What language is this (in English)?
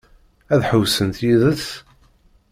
Kabyle